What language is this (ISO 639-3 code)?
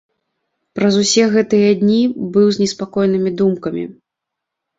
bel